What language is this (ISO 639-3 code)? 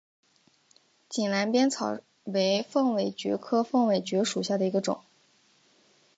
zho